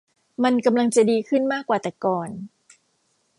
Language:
Thai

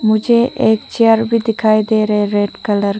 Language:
Hindi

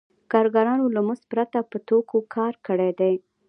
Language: Pashto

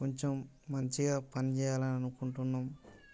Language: Telugu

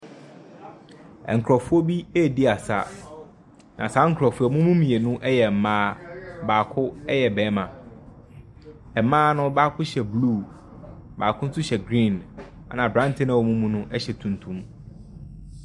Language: Akan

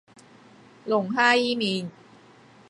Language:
Cantonese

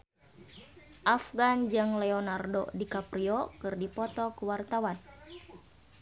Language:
Sundanese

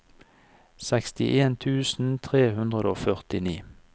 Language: Norwegian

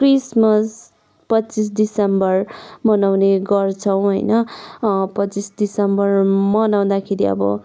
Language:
Nepali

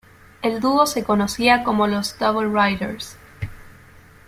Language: Spanish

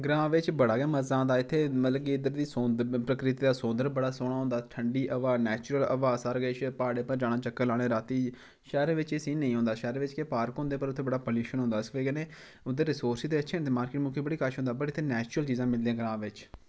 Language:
Dogri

